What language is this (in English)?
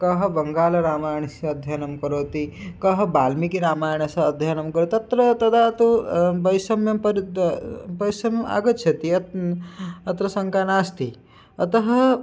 Sanskrit